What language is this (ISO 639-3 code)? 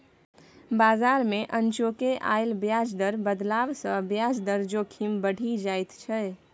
mai